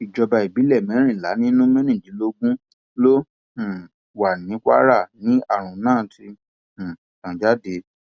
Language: Yoruba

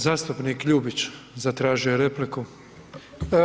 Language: Croatian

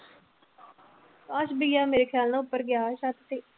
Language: Punjabi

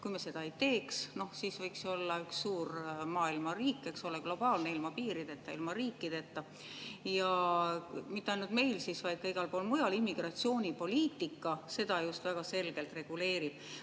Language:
Estonian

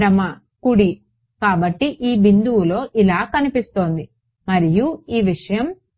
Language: Telugu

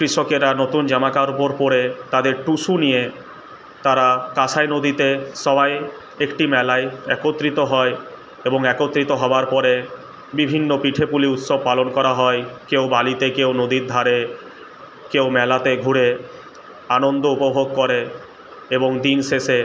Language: Bangla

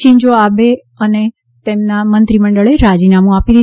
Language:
Gujarati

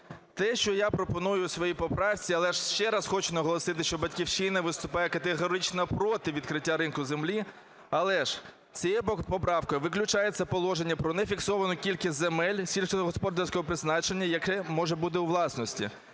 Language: Ukrainian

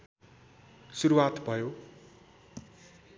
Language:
Nepali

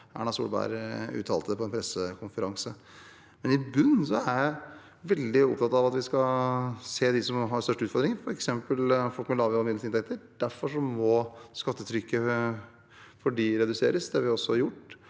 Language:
Norwegian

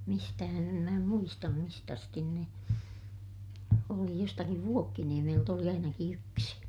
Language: Finnish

